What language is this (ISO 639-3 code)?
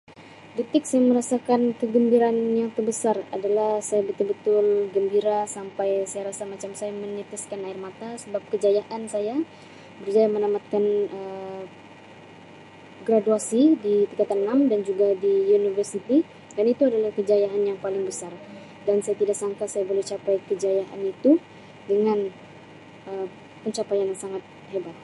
msi